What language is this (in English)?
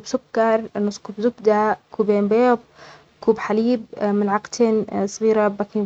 Omani Arabic